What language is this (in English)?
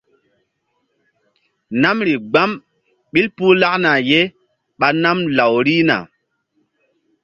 Mbum